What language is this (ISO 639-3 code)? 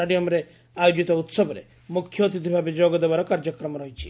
ori